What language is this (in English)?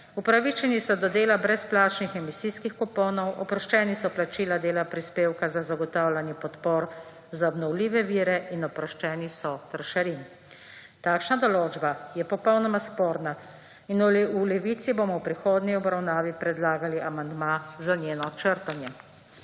Slovenian